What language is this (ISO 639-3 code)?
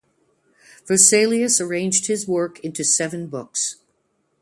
eng